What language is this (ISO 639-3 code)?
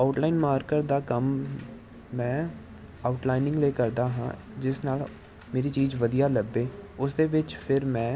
pan